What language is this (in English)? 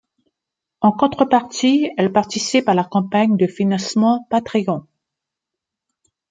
French